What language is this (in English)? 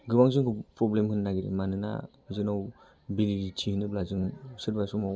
Bodo